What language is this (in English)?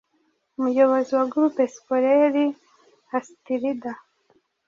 Kinyarwanda